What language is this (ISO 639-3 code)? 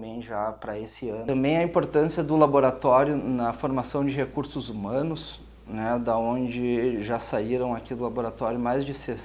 por